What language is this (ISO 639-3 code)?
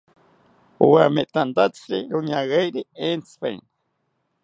cpy